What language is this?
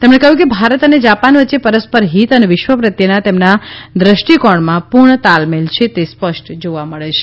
Gujarati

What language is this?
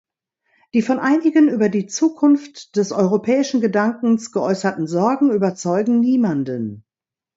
German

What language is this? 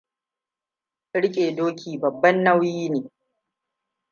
Hausa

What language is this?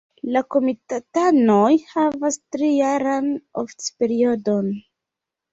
Esperanto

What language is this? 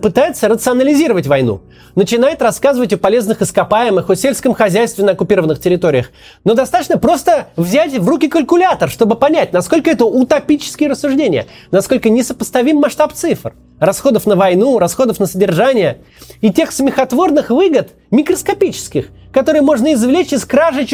Russian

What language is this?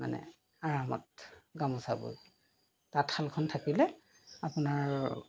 Assamese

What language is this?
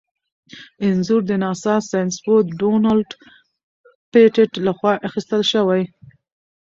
Pashto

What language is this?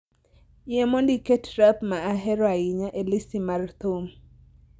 Luo (Kenya and Tanzania)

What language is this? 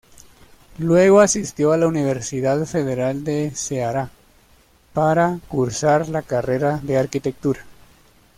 Spanish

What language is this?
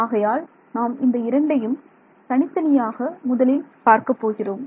Tamil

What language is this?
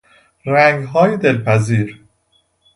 Persian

